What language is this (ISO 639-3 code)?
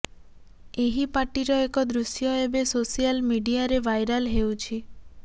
ori